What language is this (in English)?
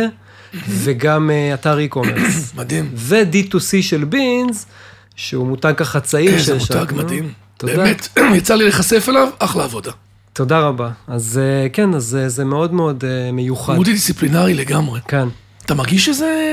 Hebrew